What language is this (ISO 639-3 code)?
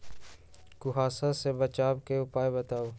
mag